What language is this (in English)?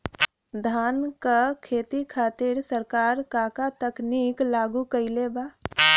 Bhojpuri